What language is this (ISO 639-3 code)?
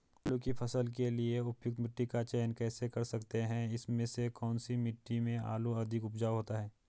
hin